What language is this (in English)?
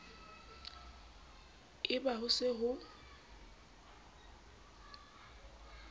Southern Sotho